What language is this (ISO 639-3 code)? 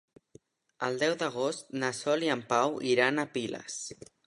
cat